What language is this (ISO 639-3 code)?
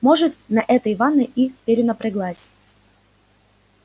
rus